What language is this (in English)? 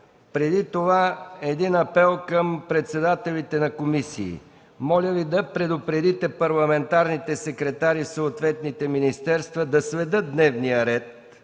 Bulgarian